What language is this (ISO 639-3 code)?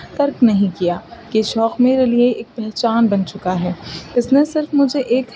urd